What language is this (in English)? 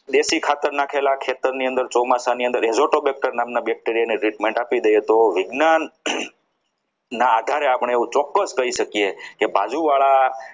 Gujarati